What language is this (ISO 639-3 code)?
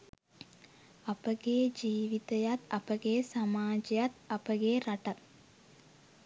sin